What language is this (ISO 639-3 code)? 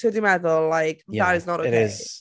cym